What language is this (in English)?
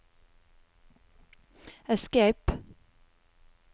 Norwegian